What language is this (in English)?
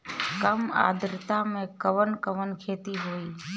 Bhojpuri